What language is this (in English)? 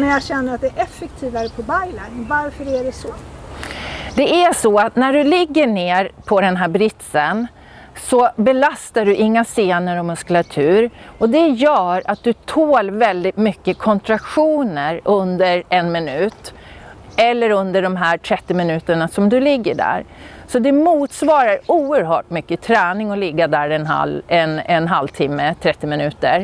Swedish